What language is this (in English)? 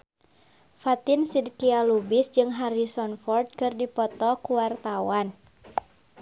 Sundanese